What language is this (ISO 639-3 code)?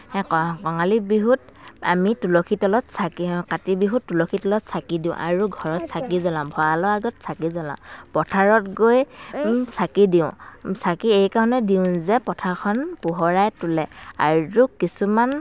asm